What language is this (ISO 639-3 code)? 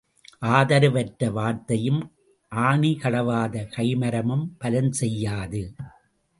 tam